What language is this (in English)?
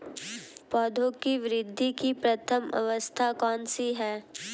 Hindi